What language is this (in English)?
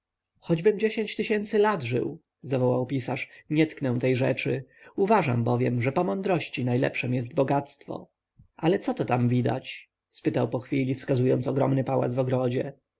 Polish